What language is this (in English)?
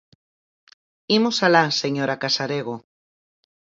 Galician